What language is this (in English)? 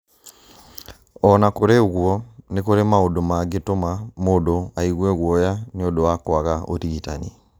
Kikuyu